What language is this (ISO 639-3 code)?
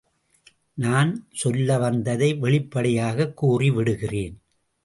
tam